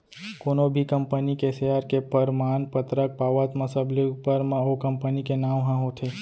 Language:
Chhattisgarhi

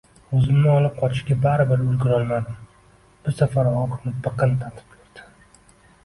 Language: Uzbek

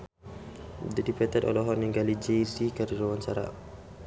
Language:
Sundanese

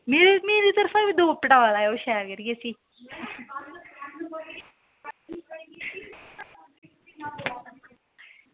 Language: Dogri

